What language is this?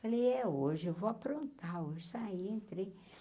Portuguese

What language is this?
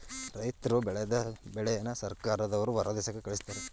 Kannada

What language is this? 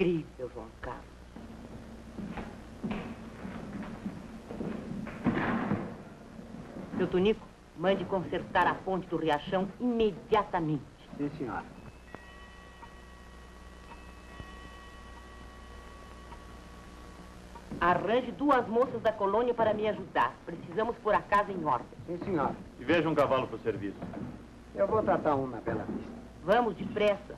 Portuguese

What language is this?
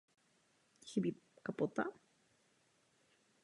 Czech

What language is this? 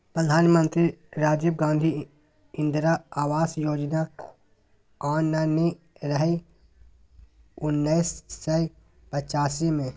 Maithili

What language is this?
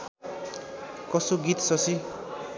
Nepali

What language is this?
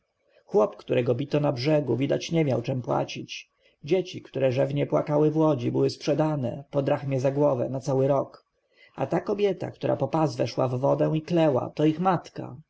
Polish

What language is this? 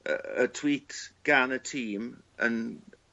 Welsh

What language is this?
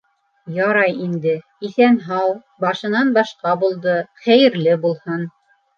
Bashkir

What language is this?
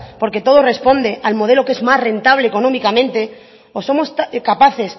Spanish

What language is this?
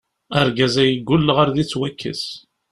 Kabyle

